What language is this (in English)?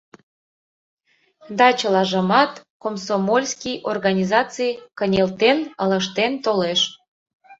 Mari